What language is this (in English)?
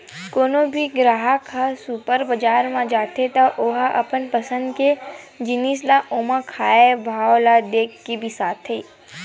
Chhattisgarhi